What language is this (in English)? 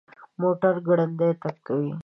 Pashto